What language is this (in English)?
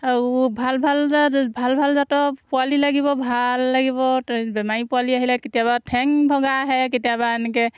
Assamese